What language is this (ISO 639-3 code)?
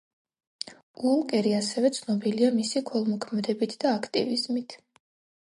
kat